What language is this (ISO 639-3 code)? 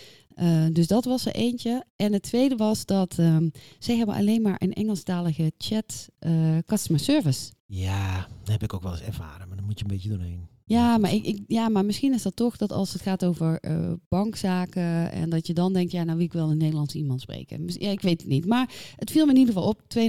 nld